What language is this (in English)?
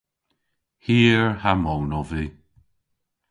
Cornish